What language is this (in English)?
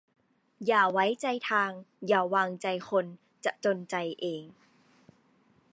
Thai